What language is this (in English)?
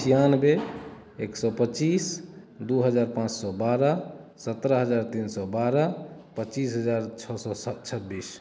Maithili